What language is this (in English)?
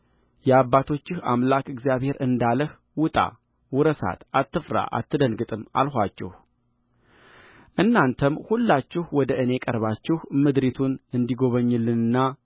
Amharic